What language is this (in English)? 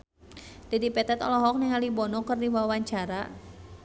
Sundanese